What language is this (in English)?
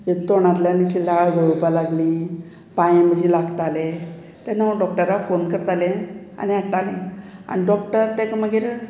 Konkani